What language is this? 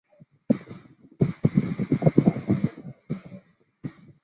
Chinese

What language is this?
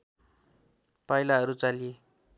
Nepali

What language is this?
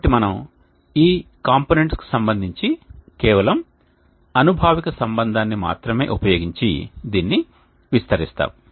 Telugu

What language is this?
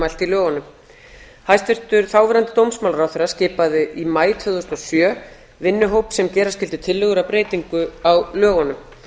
Icelandic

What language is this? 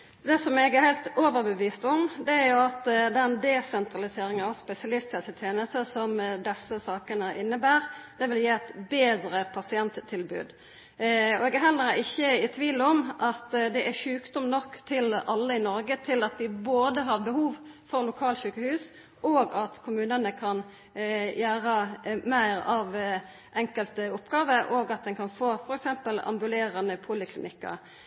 Norwegian Nynorsk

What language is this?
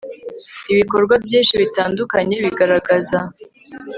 Kinyarwanda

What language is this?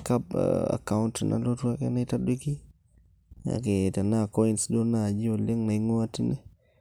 Masai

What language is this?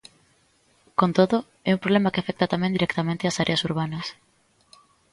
Galician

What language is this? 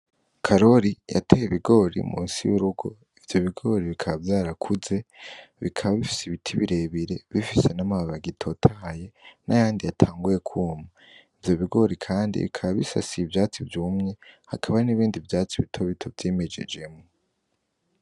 Rundi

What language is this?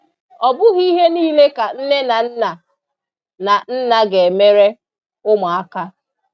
Igbo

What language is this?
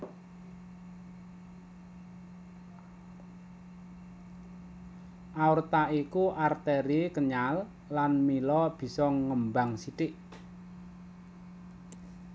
Javanese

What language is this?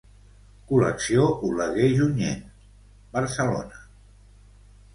Catalan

